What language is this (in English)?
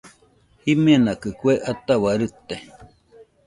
Nüpode Huitoto